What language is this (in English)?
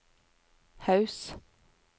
Norwegian